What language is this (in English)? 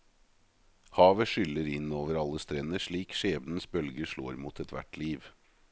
Norwegian